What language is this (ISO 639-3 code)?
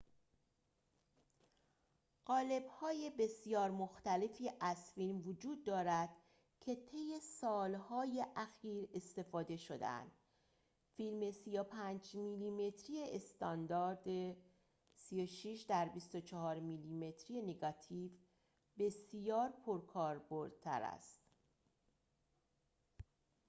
fas